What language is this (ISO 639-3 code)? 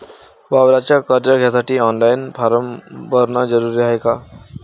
mar